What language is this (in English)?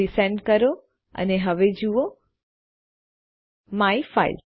Gujarati